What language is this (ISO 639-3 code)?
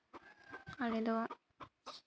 sat